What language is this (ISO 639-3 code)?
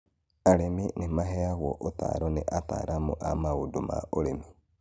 kik